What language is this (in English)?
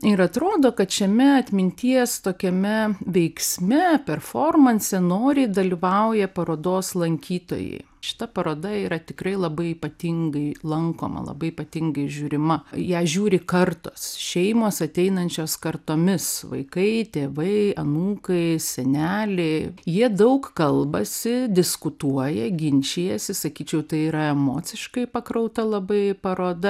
Lithuanian